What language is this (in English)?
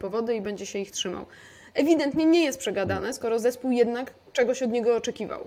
Polish